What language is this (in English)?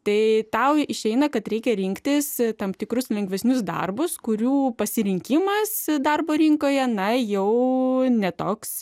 Lithuanian